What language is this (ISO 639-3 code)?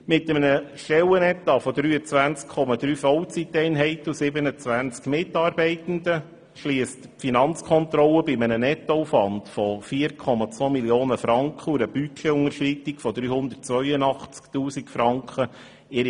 gsw